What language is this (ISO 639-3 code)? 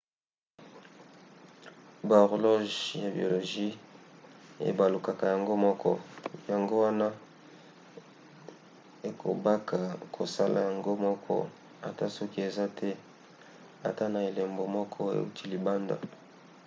lin